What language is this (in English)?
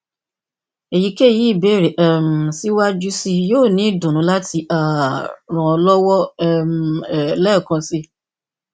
Yoruba